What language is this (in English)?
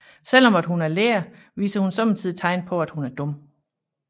Danish